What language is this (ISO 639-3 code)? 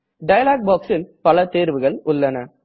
tam